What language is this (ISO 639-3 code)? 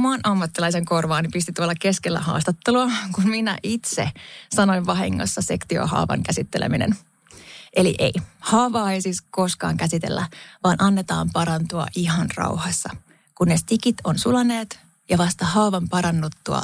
fin